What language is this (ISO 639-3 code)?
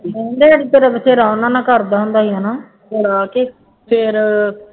pan